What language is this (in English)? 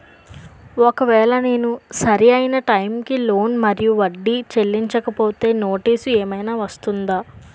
Telugu